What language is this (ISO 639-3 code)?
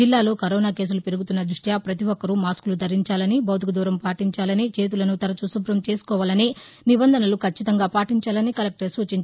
tel